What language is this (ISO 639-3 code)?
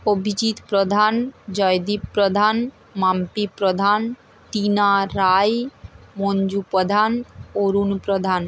ben